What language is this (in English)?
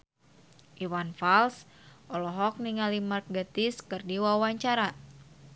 Sundanese